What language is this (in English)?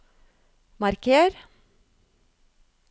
Norwegian